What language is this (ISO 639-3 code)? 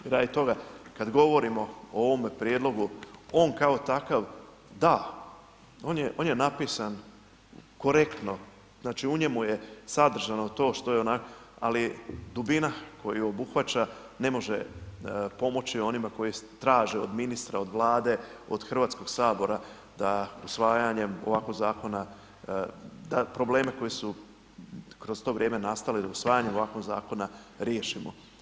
hrv